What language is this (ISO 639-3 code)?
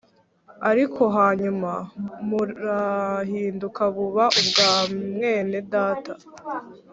kin